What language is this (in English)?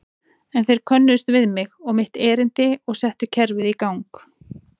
Icelandic